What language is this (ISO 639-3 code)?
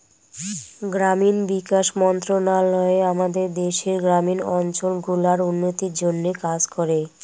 ben